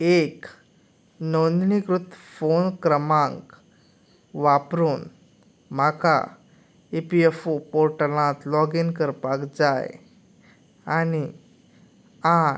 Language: Konkani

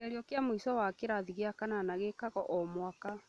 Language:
Kikuyu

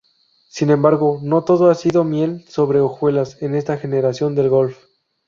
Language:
Spanish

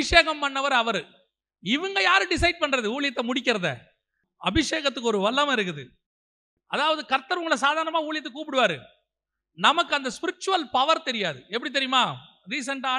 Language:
Tamil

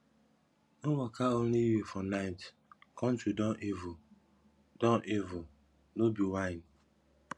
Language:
Nigerian Pidgin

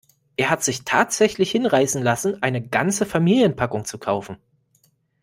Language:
German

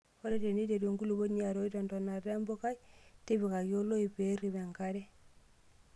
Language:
Masai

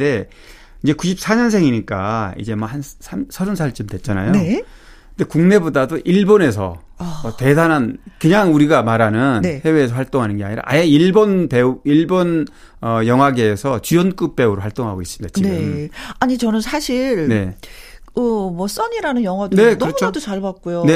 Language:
Korean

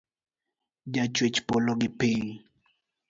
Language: Luo (Kenya and Tanzania)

